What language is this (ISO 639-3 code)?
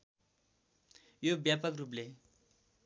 nep